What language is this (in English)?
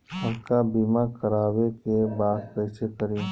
Bhojpuri